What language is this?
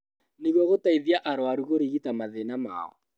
Kikuyu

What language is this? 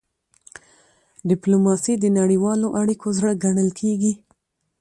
Pashto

